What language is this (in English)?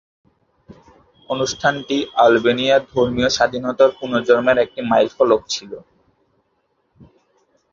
Bangla